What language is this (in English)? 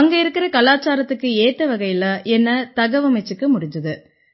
Tamil